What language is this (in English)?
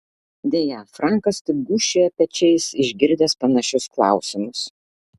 Lithuanian